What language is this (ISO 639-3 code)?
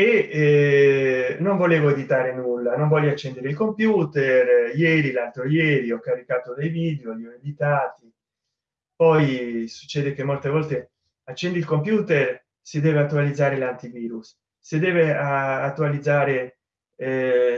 ita